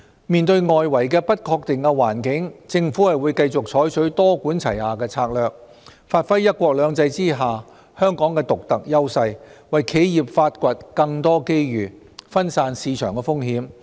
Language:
Cantonese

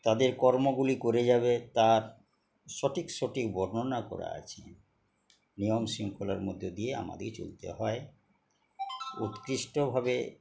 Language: Bangla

